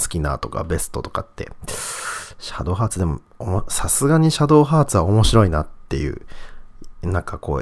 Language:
Japanese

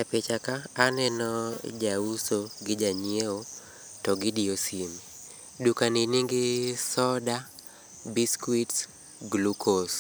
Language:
Luo (Kenya and Tanzania)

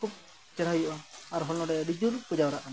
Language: Santali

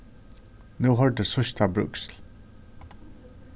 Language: Faroese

